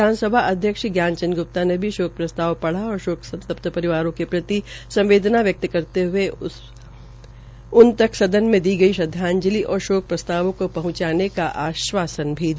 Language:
Hindi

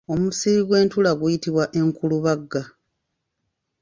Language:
Ganda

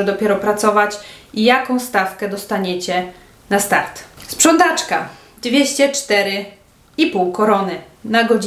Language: Polish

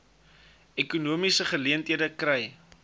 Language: Afrikaans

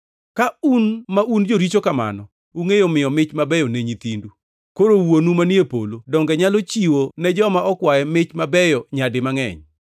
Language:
Luo (Kenya and Tanzania)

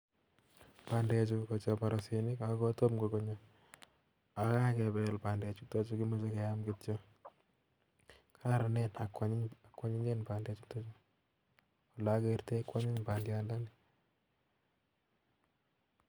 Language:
Kalenjin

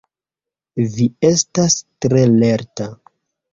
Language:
Esperanto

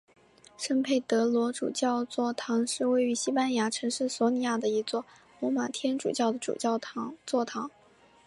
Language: Chinese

